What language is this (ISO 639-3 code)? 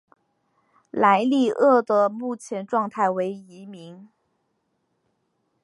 zho